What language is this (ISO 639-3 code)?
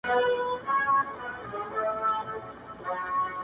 pus